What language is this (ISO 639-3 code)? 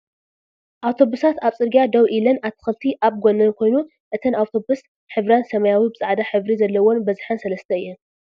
tir